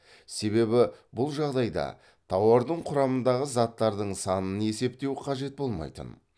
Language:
Kazakh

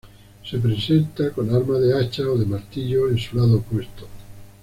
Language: Spanish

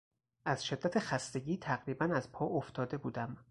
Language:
Persian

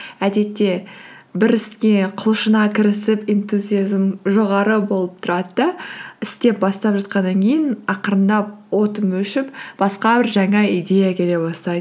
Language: Kazakh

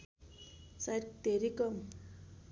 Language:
Nepali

